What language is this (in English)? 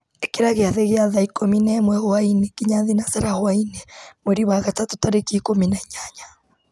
Kikuyu